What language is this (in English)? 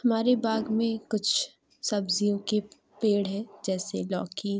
Urdu